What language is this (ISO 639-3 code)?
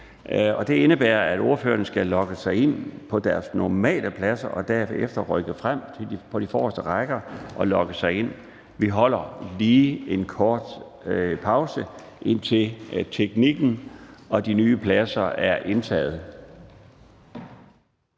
dan